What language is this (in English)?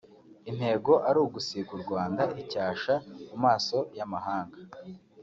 Kinyarwanda